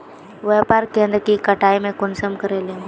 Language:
Magahi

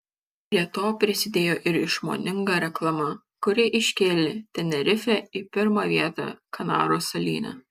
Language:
Lithuanian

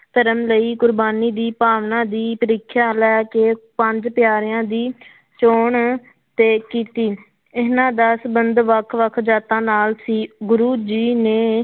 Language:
Punjabi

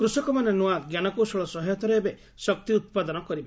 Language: Odia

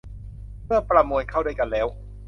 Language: Thai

